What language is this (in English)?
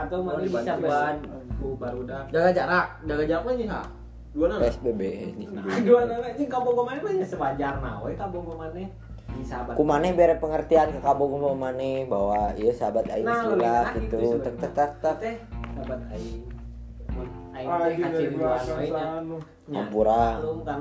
Indonesian